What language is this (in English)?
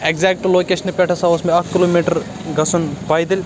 Kashmiri